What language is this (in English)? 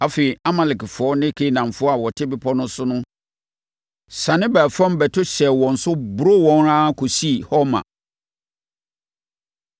Akan